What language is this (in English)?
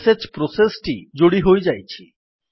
Odia